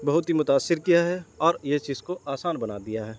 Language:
Urdu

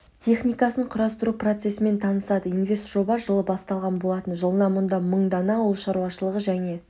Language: Kazakh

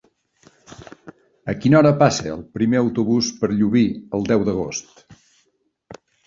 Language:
Catalan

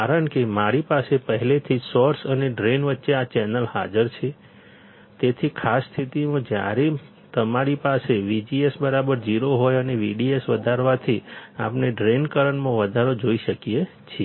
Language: Gujarati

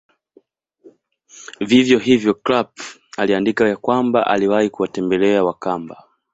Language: Swahili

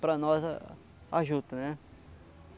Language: Portuguese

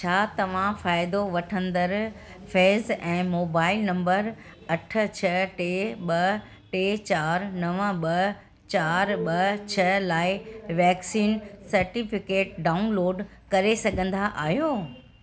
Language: Sindhi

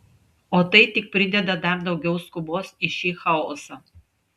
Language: Lithuanian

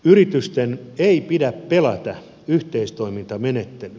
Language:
Finnish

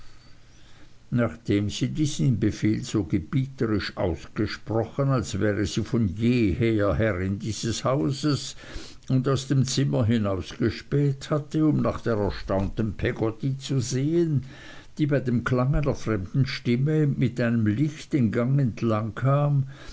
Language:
German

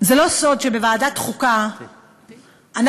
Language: Hebrew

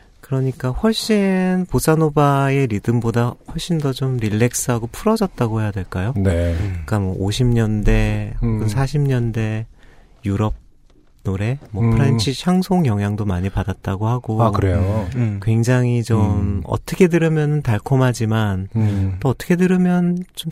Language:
Korean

